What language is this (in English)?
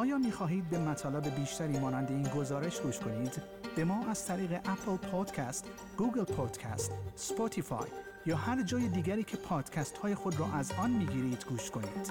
Persian